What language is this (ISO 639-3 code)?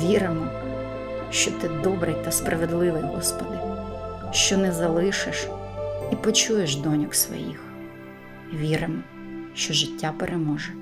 ukr